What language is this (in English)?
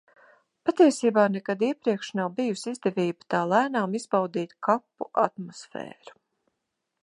Latvian